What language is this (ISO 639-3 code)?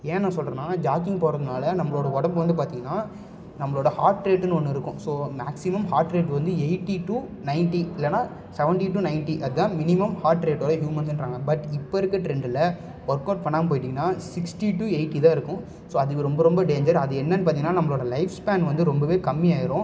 tam